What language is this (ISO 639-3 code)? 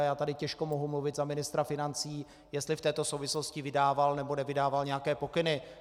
ces